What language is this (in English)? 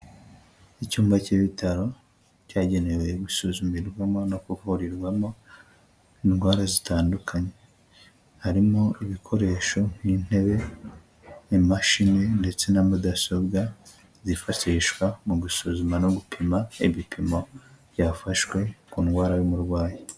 Kinyarwanda